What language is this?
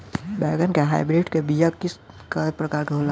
Bhojpuri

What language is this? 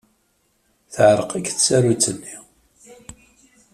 Kabyle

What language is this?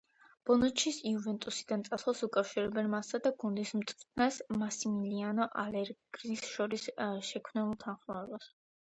Georgian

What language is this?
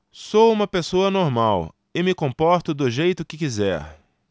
Portuguese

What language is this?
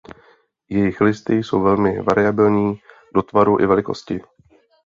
Czech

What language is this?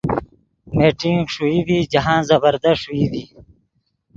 Yidgha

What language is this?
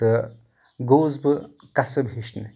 Kashmiri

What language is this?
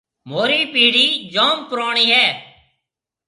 Marwari (Pakistan)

